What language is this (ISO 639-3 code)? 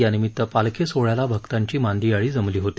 mar